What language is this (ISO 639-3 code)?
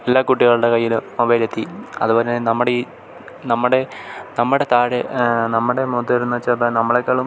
mal